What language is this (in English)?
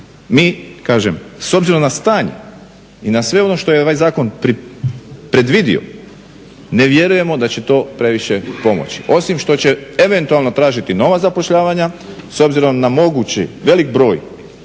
Croatian